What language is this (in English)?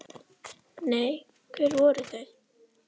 Icelandic